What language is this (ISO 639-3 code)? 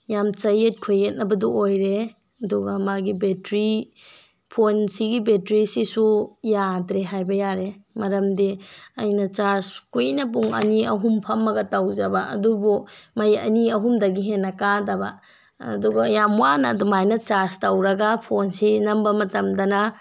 mni